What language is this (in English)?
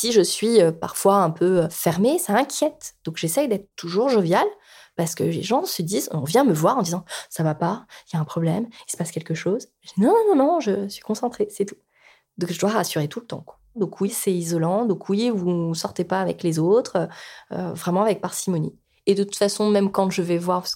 French